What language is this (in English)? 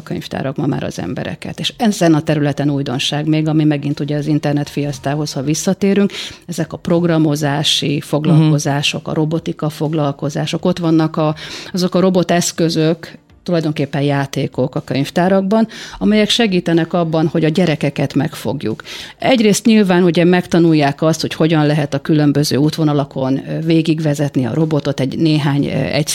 Hungarian